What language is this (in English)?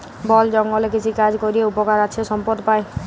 Bangla